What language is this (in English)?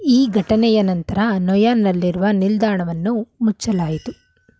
Kannada